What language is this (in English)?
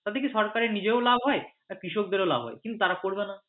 Bangla